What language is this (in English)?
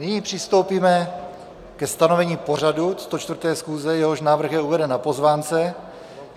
Czech